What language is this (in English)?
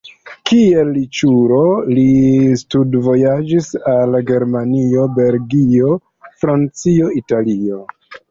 Esperanto